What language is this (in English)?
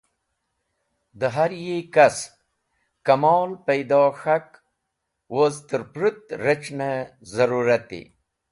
Wakhi